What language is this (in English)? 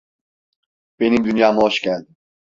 Turkish